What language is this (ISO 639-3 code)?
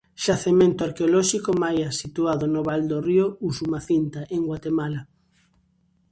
glg